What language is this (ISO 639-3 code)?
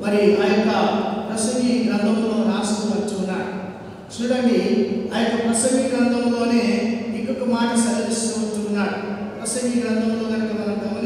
hin